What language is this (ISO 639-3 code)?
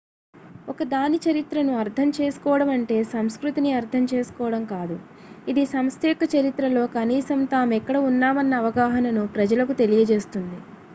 tel